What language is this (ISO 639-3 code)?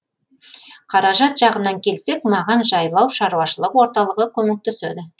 kaz